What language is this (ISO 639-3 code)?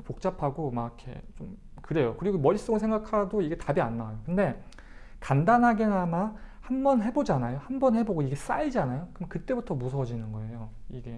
kor